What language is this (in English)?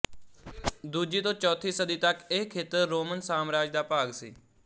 Punjabi